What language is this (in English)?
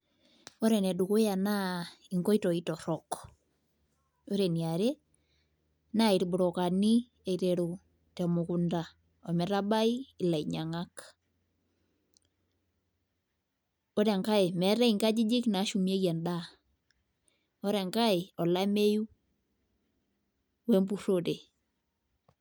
Masai